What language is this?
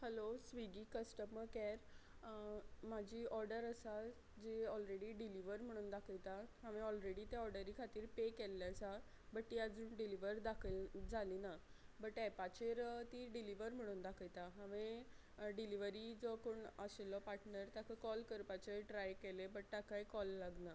Konkani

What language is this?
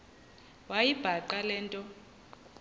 Xhosa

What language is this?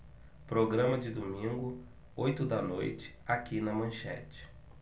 Portuguese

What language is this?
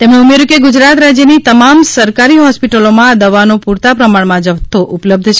Gujarati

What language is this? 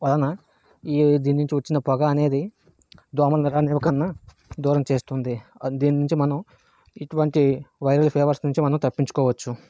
Telugu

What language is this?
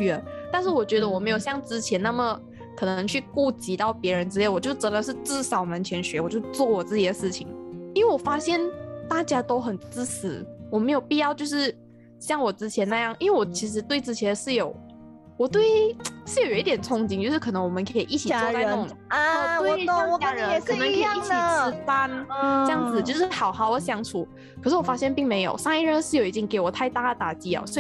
Chinese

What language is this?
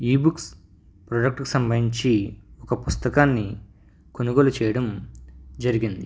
Telugu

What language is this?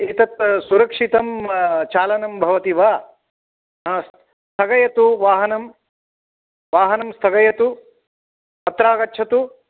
Sanskrit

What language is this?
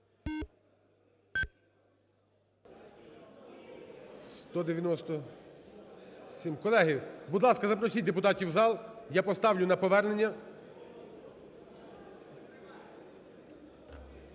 Ukrainian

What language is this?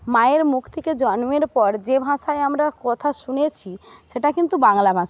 Bangla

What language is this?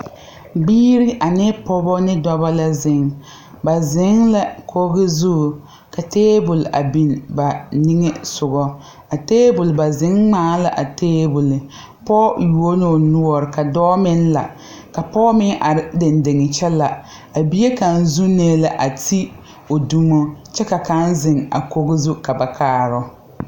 Southern Dagaare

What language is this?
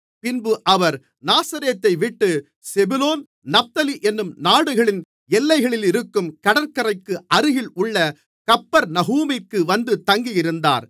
Tamil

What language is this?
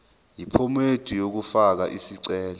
Zulu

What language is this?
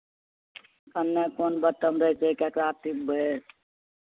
Maithili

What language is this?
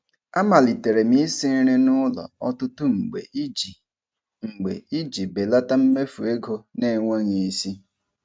Igbo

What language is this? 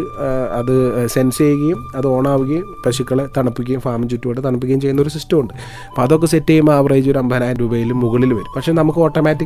Malayalam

